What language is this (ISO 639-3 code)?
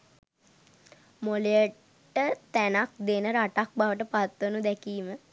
sin